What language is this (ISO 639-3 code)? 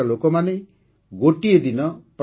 ori